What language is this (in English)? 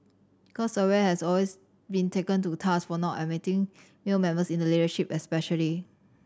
English